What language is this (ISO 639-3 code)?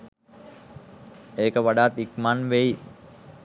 sin